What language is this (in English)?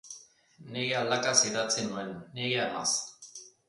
Basque